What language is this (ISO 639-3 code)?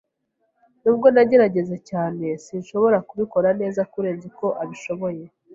kin